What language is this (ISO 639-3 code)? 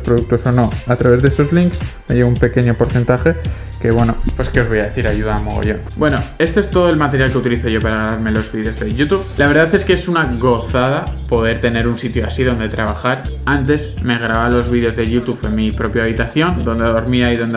spa